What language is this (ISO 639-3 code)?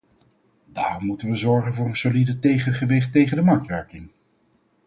nld